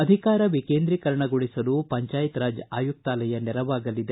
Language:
Kannada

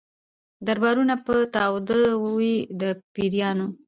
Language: Pashto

